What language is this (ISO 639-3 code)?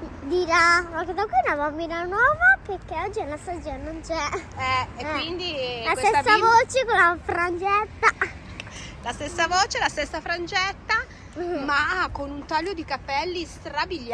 ita